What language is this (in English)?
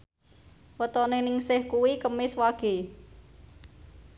Javanese